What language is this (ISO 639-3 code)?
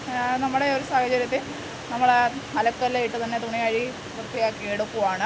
mal